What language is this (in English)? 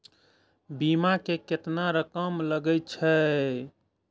Maithili